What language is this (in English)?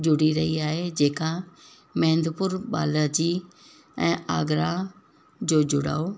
Sindhi